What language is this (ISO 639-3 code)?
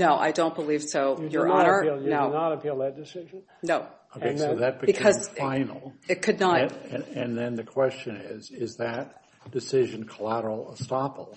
eng